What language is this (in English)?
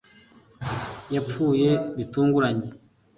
Kinyarwanda